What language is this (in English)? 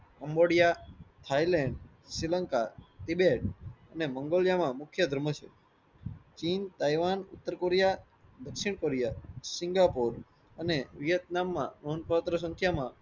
Gujarati